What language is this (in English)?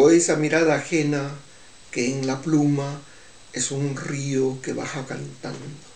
Spanish